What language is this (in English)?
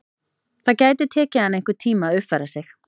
Icelandic